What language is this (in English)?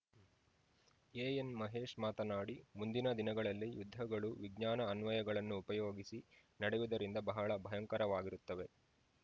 Kannada